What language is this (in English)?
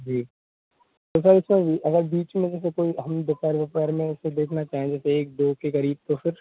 Hindi